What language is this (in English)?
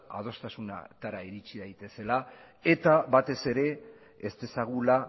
Basque